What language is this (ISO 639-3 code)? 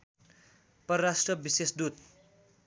nep